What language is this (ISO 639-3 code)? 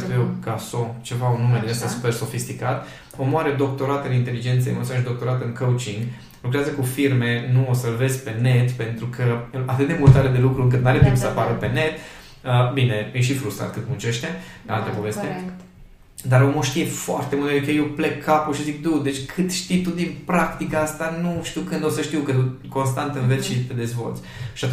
ron